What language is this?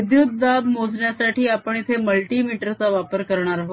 Marathi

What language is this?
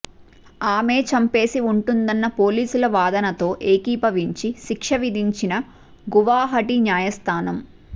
Telugu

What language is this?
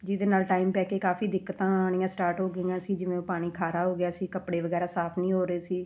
Punjabi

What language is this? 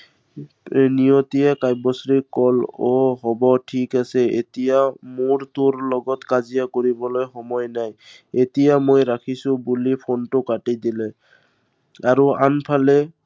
Assamese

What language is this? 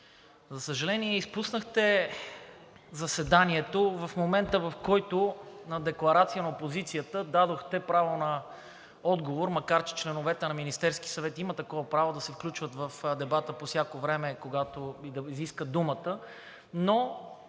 Bulgarian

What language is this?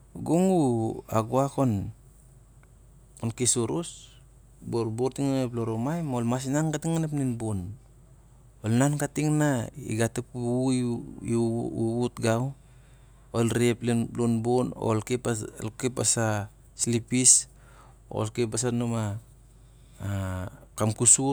Siar-Lak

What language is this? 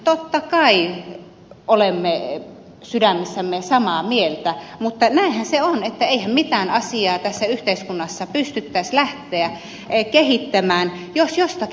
Finnish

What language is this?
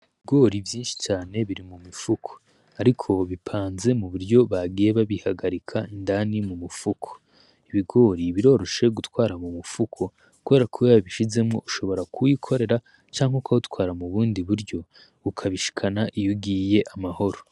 Rundi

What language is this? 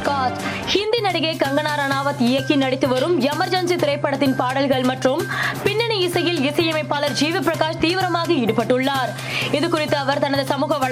Tamil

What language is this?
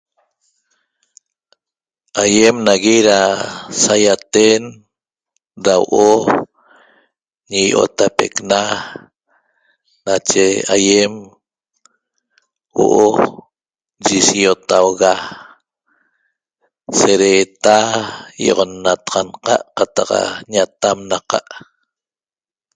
Toba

